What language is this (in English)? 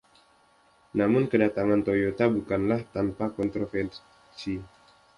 Indonesian